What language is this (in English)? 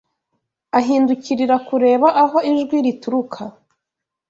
Kinyarwanda